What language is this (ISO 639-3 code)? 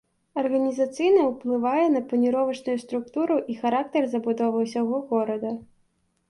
bel